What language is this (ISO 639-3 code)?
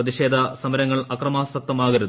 mal